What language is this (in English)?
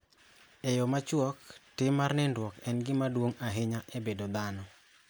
Luo (Kenya and Tanzania)